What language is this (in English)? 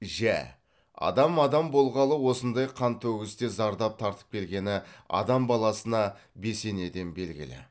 Kazakh